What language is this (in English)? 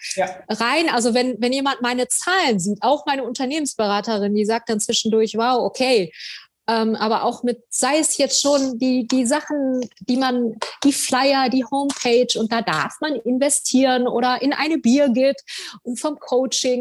German